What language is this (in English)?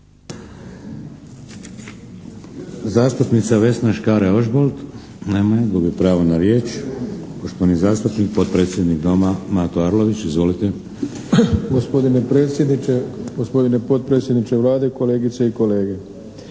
Croatian